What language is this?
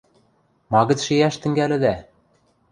Western Mari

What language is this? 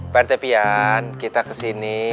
Indonesian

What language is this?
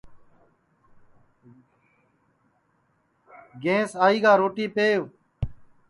Sansi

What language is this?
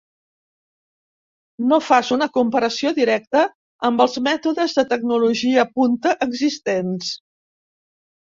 Catalan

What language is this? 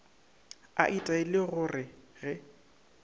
Northern Sotho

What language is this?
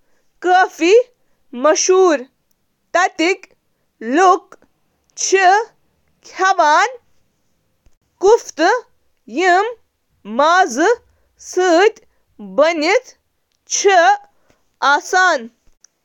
Kashmiri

